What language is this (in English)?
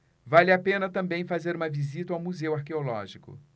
Portuguese